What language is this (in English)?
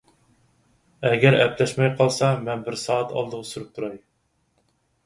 Uyghur